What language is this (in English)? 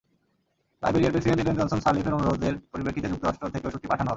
Bangla